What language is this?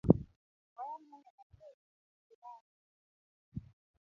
Luo (Kenya and Tanzania)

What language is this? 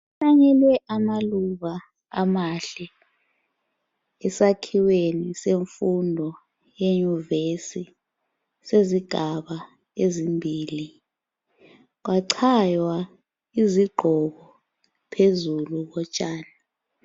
North Ndebele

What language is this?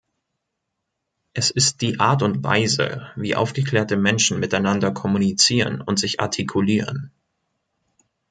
German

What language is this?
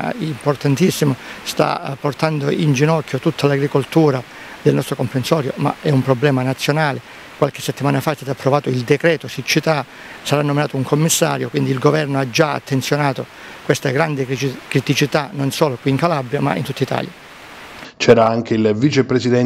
Italian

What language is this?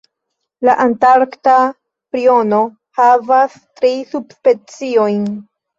Esperanto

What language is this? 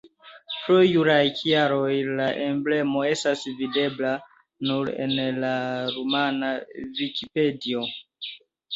Esperanto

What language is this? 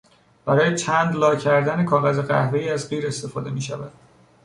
Persian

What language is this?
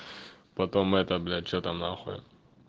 Russian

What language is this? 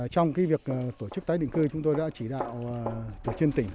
Vietnamese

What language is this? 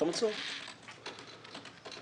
Hebrew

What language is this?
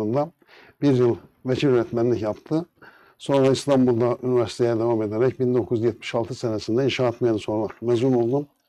Turkish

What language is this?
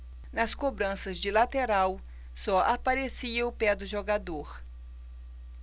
Portuguese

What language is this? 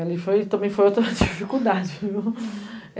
Portuguese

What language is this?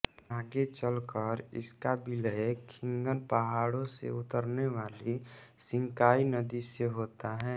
Hindi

